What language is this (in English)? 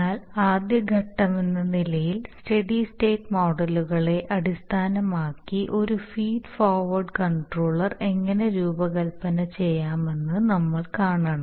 Malayalam